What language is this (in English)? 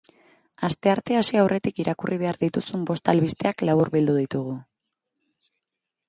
Basque